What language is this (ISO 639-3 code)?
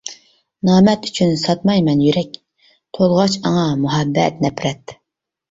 uig